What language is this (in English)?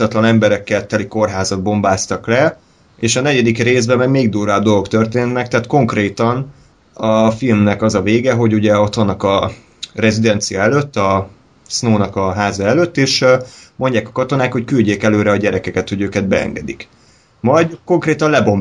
Hungarian